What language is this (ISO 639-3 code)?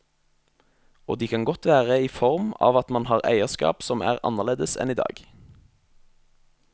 nor